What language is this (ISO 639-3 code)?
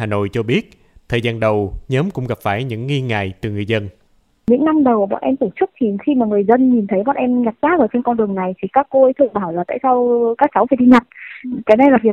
vie